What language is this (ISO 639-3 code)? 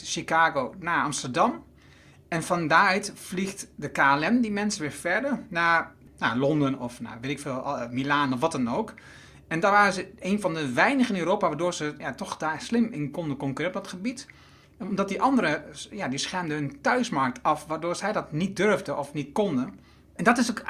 nld